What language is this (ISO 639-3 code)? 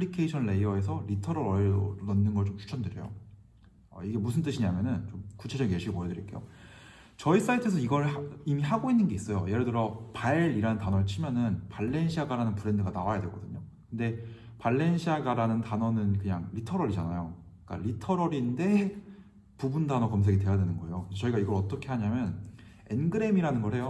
kor